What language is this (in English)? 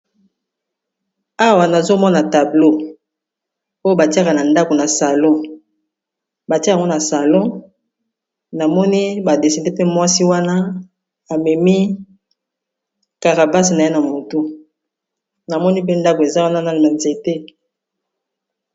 Lingala